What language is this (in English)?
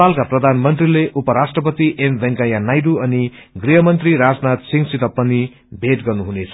Nepali